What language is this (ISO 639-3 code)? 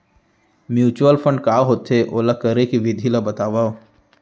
hne